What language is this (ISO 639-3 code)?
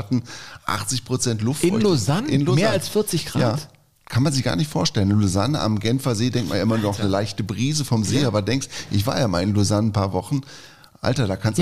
deu